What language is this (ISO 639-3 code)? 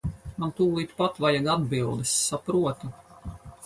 lav